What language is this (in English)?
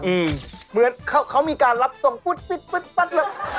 Thai